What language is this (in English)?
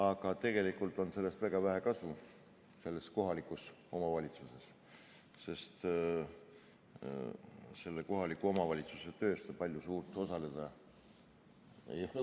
Estonian